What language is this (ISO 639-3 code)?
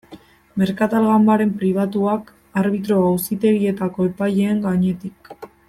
eus